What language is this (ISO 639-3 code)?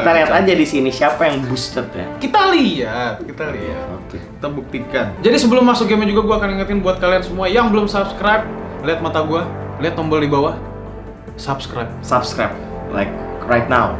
ind